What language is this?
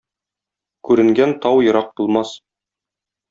Tatar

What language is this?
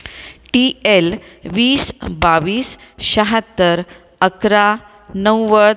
Marathi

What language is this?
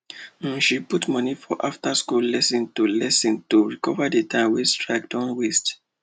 Nigerian Pidgin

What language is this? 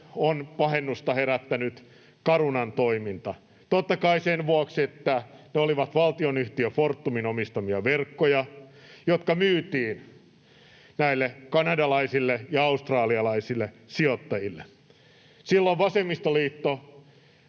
Finnish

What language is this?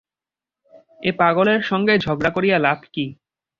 Bangla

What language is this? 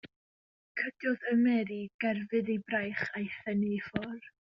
Welsh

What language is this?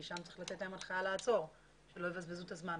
Hebrew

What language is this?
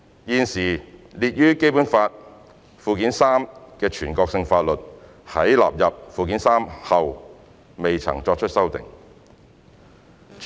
Cantonese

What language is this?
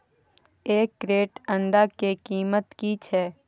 Maithili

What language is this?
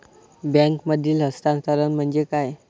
Marathi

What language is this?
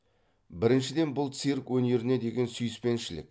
Kazakh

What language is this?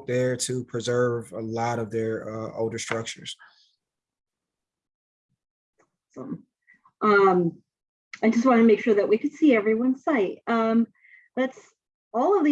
English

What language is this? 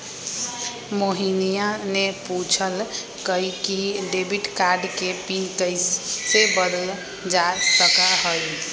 Magahi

